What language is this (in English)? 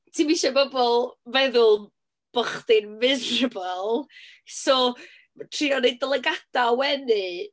Welsh